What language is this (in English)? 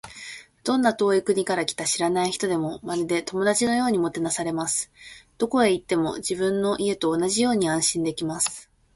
Japanese